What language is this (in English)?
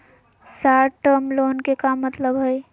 Magahi